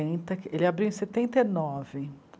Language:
Portuguese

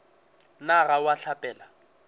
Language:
Northern Sotho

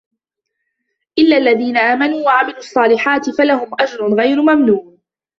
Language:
Arabic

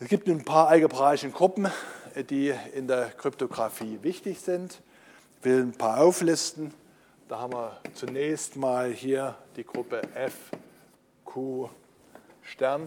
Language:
German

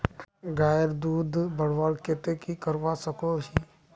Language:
Magahi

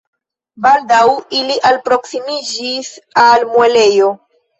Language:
Esperanto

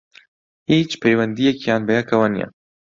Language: Central Kurdish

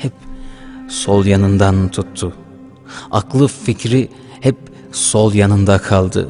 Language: Turkish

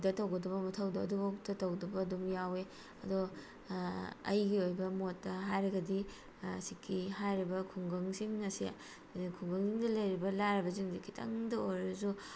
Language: Manipuri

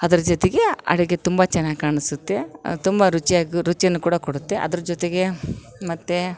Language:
Kannada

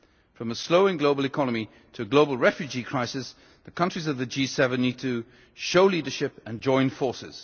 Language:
English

